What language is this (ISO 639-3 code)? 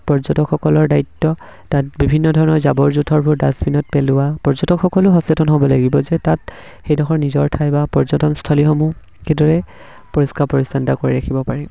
asm